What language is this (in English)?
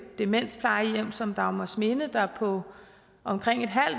Danish